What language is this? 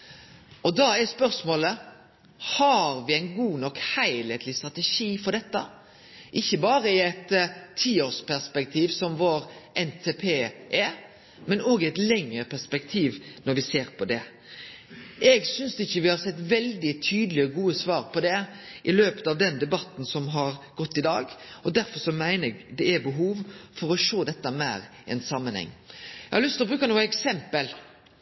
Norwegian Nynorsk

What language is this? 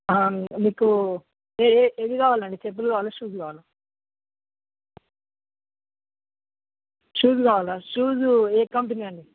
Telugu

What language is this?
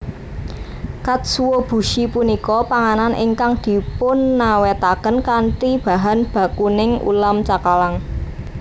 Javanese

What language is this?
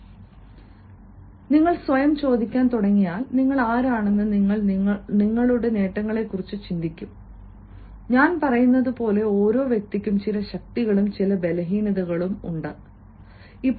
Malayalam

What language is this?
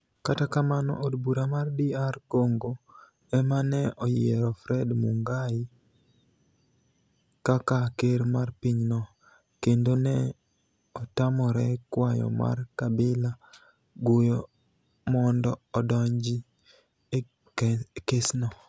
Luo (Kenya and Tanzania)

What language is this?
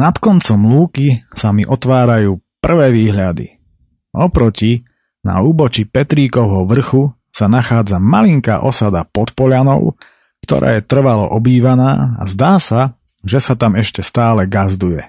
Slovak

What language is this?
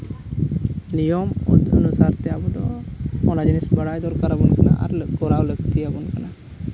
Santali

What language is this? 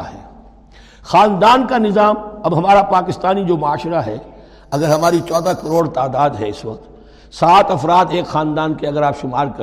Urdu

